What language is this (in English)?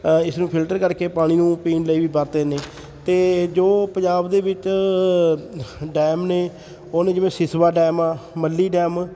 Punjabi